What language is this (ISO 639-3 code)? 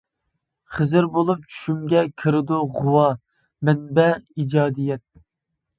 uig